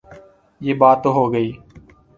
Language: Urdu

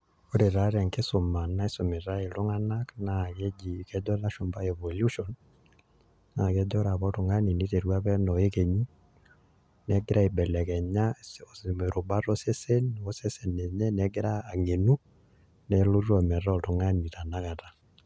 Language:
Masai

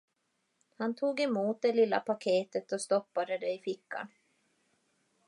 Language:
Swedish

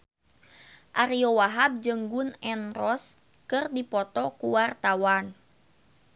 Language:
Sundanese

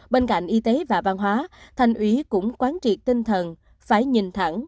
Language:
Vietnamese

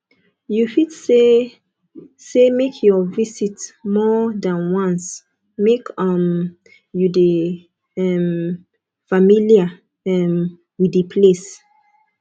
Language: Nigerian Pidgin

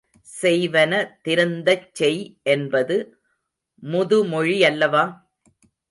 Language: Tamil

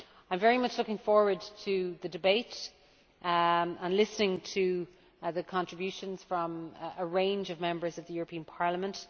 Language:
English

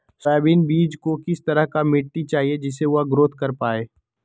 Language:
Magahi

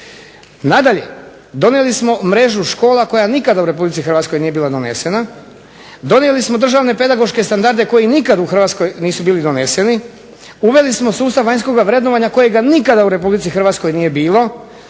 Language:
Croatian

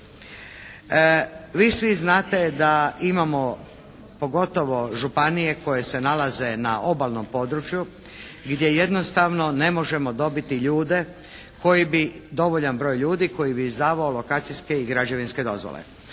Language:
Croatian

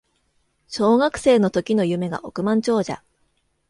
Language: Japanese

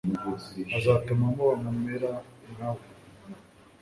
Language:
Kinyarwanda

